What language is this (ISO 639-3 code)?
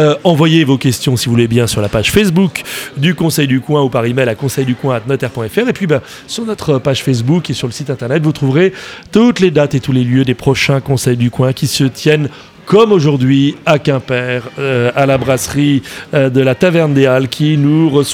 fra